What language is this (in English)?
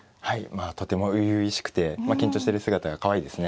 Japanese